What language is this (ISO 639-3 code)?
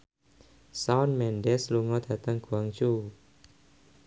jav